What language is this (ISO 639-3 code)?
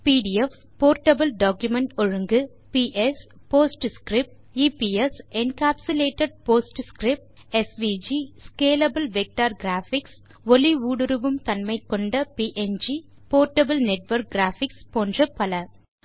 tam